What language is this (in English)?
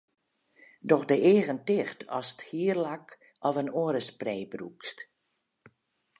Western Frisian